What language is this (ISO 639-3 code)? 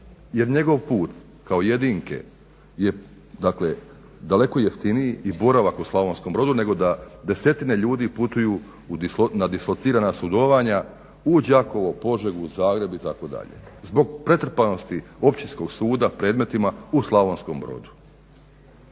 hrv